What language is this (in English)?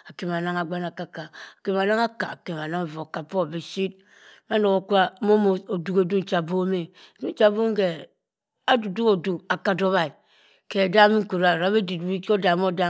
Cross River Mbembe